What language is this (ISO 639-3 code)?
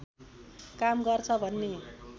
nep